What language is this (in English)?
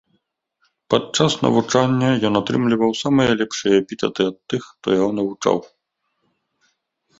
Belarusian